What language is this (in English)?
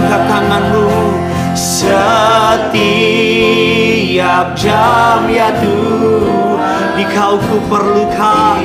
Indonesian